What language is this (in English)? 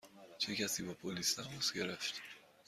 Persian